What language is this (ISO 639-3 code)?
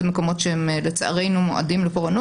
heb